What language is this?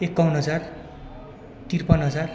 Nepali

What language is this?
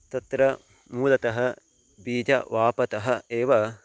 Sanskrit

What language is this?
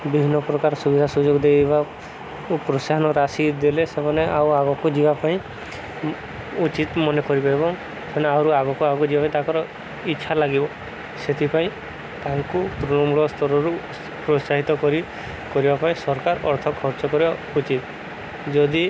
Odia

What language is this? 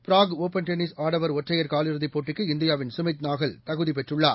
Tamil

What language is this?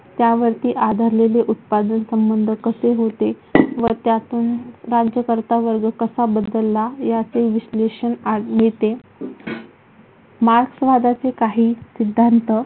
Marathi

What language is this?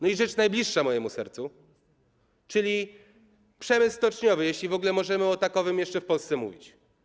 Polish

